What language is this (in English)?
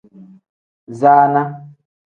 Tem